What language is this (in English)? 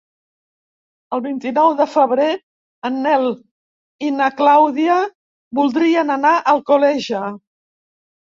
Catalan